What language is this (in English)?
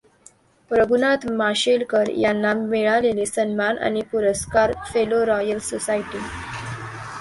Marathi